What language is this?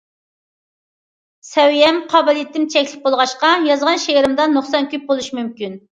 Uyghur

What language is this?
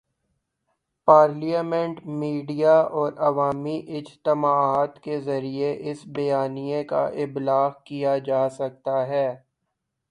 Urdu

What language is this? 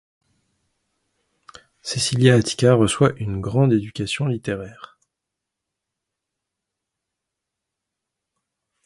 French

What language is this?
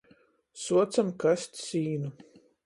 Latgalian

